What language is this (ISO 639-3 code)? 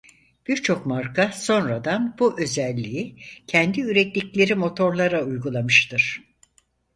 tur